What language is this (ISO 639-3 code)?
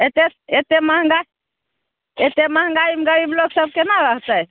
mai